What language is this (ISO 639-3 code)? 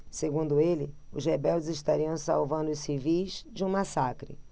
por